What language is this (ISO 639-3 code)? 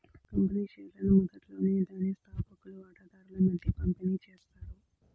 tel